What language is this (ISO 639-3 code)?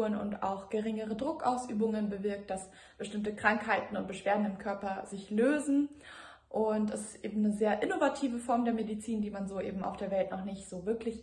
deu